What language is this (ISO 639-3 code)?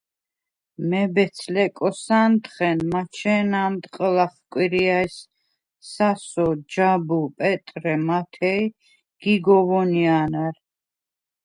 sva